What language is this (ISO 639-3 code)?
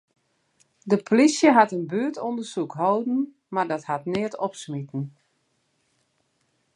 fry